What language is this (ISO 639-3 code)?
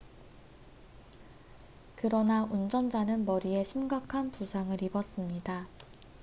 kor